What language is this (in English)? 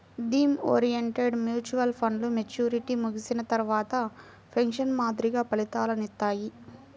Telugu